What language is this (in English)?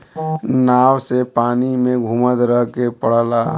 Bhojpuri